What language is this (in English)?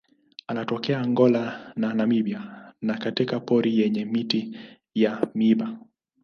Swahili